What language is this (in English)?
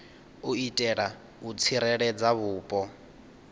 Venda